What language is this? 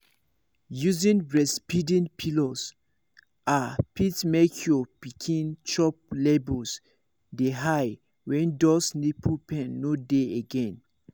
Nigerian Pidgin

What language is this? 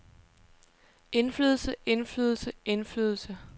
Danish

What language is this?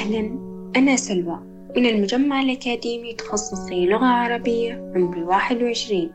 Arabic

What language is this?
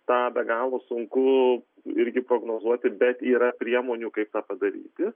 Lithuanian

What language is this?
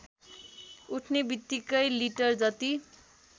Nepali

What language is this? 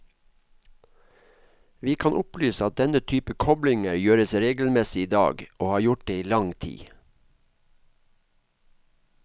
Norwegian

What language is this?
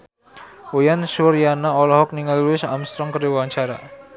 Sundanese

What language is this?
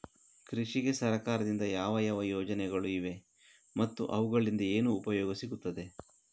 Kannada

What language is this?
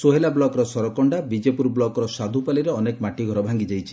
Odia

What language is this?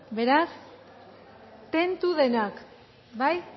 Basque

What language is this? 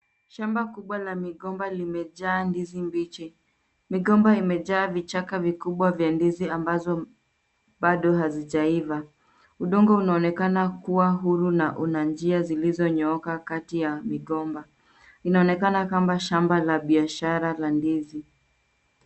Swahili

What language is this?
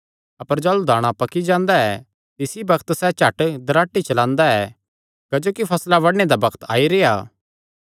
Kangri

